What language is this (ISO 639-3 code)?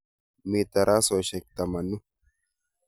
kln